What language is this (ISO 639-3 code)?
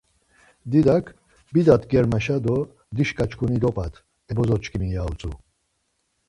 lzz